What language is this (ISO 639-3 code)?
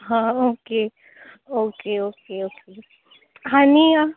kok